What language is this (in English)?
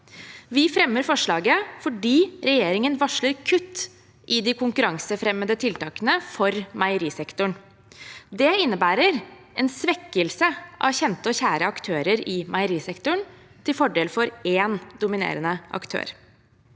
Norwegian